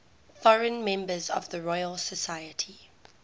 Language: English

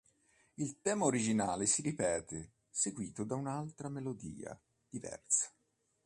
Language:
Italian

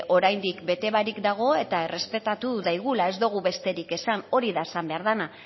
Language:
Basque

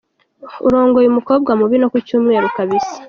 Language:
Kinyarwanda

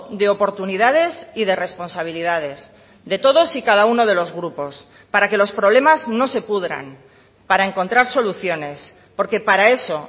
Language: Spanish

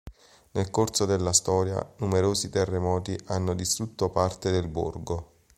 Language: Italian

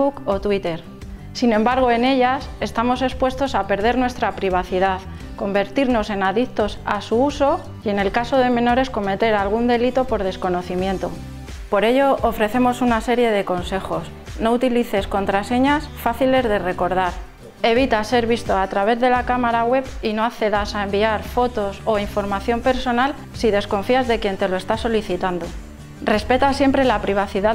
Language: Spanish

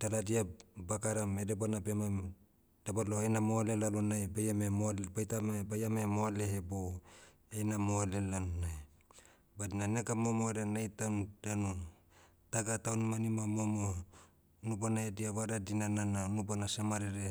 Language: Motu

